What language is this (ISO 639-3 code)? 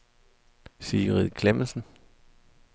dan